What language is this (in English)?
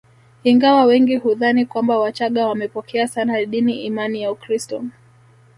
Swahili